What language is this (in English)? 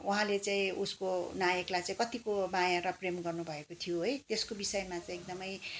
Nepali